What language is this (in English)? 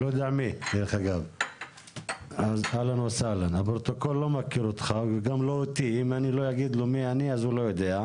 Hebrew